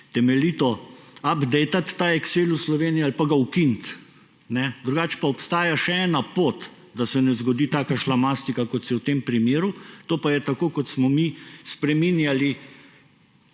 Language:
Slovenian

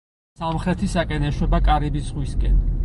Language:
Georgian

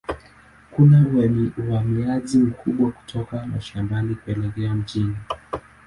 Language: Swahili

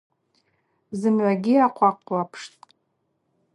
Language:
Abaza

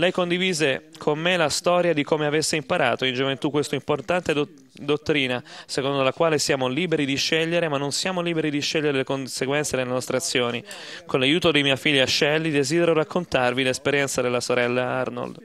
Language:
Italian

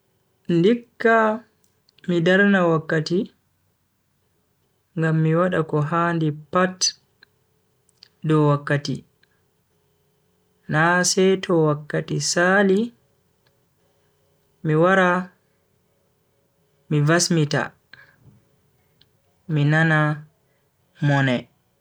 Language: Bagirmi Fulfulde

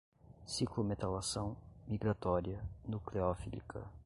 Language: Portuguese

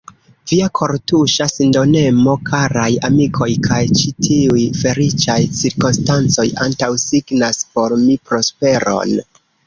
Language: Esperanto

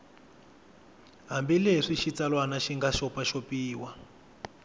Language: Tsonga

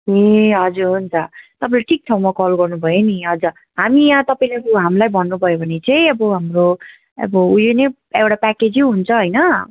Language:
Nepali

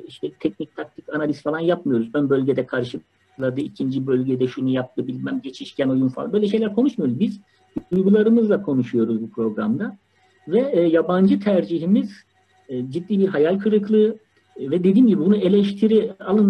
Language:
Turkish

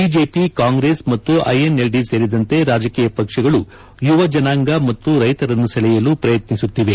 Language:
Kannada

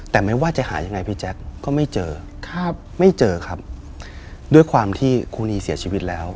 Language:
Thai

